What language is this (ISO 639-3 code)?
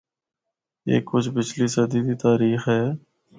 hno